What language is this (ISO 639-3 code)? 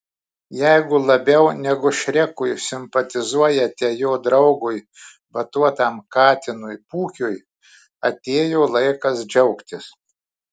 lit